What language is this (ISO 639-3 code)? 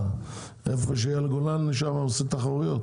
heb